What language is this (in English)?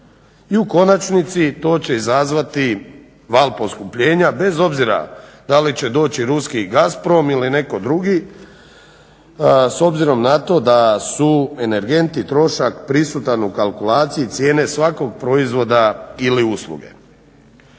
Croatian